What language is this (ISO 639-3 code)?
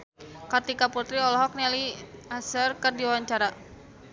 sun